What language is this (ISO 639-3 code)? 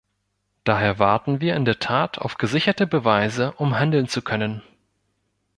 deu